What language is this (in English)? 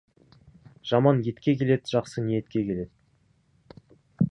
Kazakh